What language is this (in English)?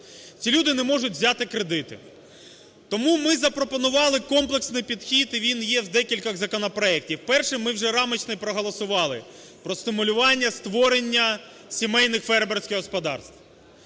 Ukrainian